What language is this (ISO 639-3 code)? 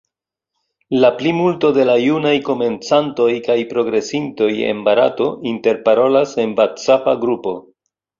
epo